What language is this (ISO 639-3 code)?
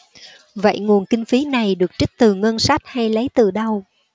vie